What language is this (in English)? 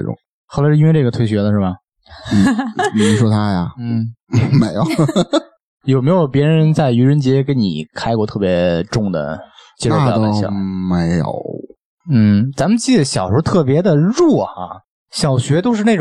Chinese